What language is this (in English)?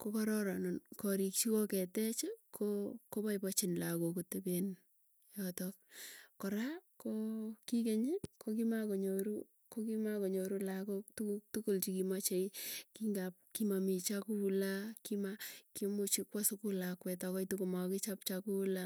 Tugen